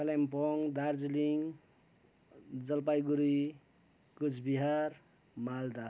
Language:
Nepali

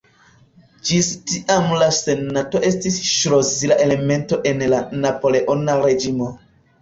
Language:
Esperanto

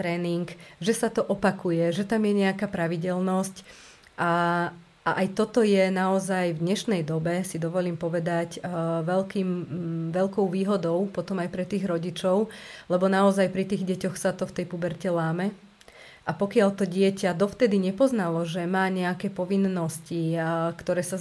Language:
Slovak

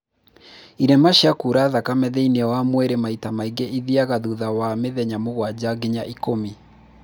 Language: Kikuyu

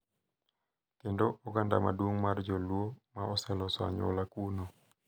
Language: Luo (Kenya and Tanzania)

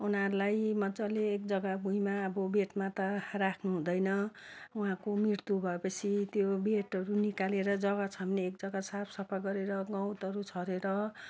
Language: Nepali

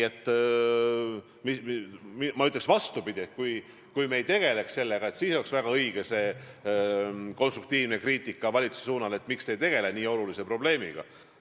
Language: Estonian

